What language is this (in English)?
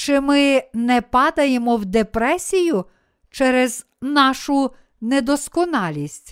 Ukrainian